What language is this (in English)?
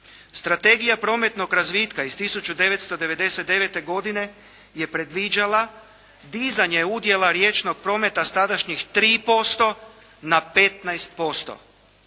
Croatian